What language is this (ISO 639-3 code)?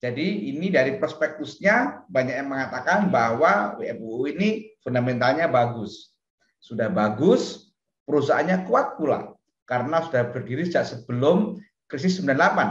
ind